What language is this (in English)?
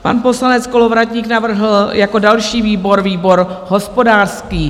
Czech